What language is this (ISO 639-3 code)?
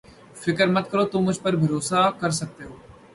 urd